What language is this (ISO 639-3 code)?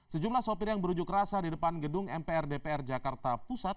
ind